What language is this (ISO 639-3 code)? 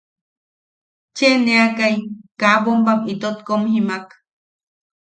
yaq